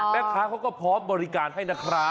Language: Thai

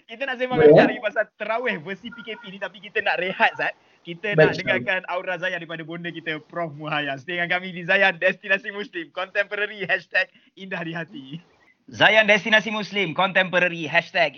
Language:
Malay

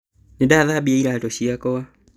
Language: Kikuyu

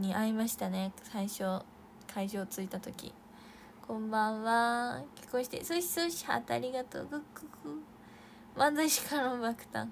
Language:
Japanese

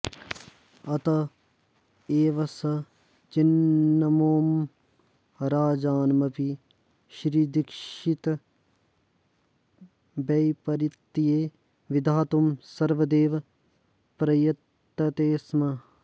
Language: Sanskrit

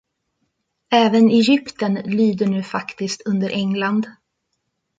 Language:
Swedish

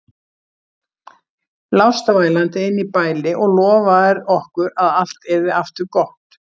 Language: Icelandic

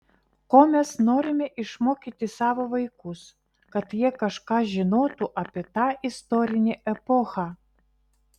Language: Lithuanian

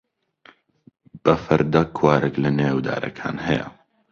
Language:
Central Kurdish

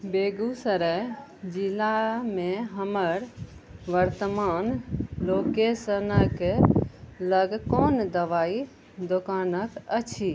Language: Maithili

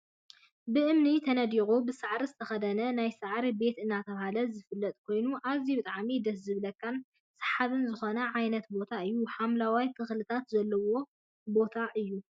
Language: Tigrinya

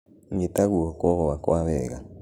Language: Kikuyu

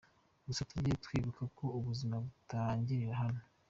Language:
Kinyarwanda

